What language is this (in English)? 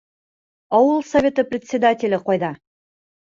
Bashkir